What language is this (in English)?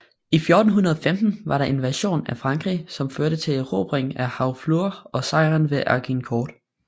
Danish